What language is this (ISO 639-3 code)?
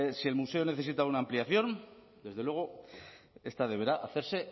spa